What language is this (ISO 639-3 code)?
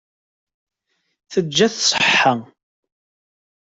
kab